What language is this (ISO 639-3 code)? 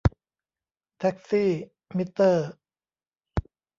tha